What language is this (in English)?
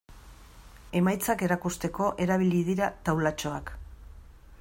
Basque